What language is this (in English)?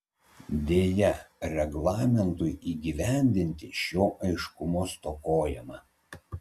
Lithuanian